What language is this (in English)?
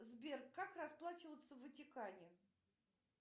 Russian